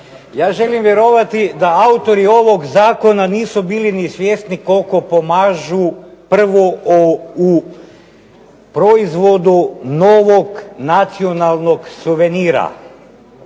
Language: Croatian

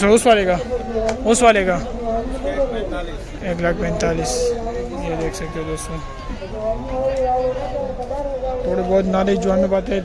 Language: Romanian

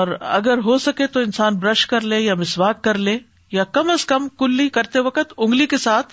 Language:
Urdu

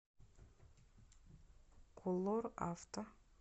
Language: Russian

